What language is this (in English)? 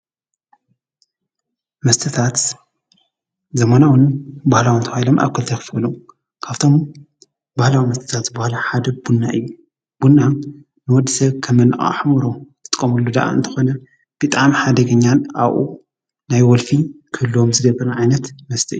Tigrinya